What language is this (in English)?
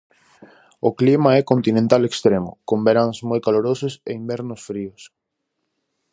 Galician